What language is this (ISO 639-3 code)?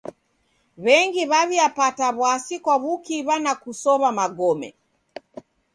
dav